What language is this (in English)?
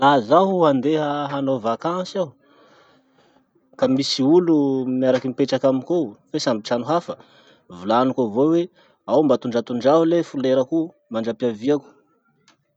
Masikoro Malagasy